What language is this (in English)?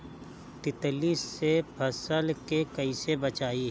Bhojpuri